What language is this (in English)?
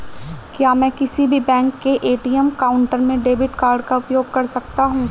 Hindi